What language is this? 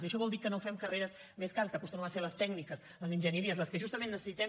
Catalan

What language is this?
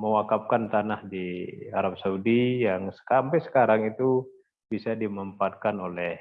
Indonesian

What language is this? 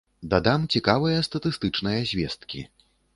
Belarusian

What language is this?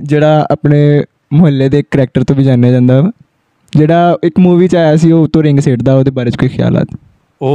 Punjabi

